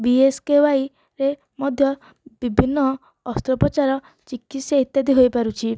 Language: Odia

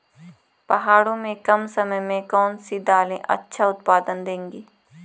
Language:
Hindi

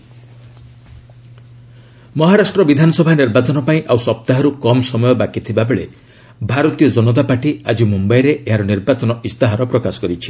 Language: Odia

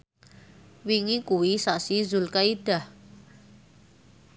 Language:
Javanese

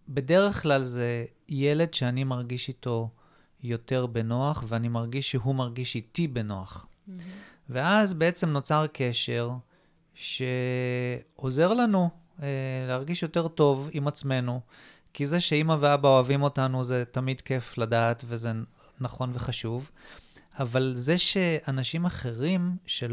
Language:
Hebrew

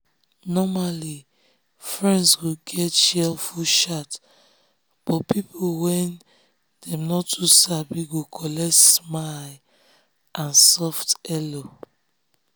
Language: Nigerian Pidgin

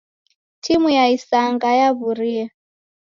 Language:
Taita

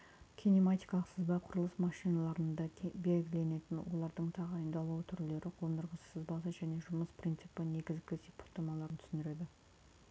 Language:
Kazakh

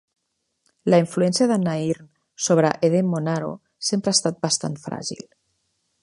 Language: Catalan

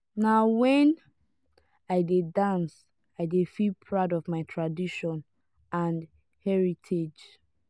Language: Nigerian Pidgin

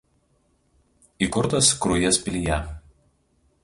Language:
Lithuanian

